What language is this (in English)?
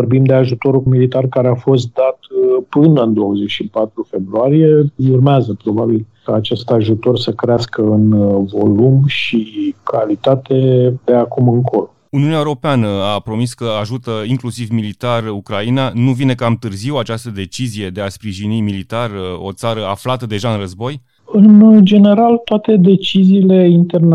Romanian